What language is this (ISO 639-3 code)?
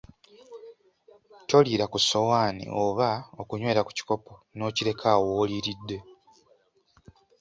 lug